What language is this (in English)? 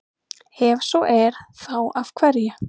Icelandic